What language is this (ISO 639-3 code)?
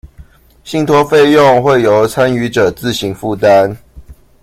zho